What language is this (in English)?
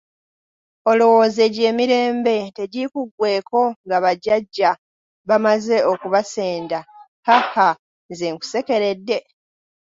Ganda